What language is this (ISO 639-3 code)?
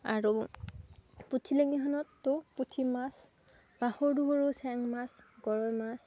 asm